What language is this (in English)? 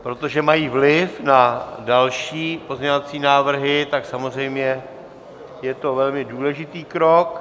Czech